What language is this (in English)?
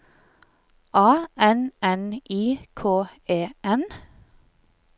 Norwegian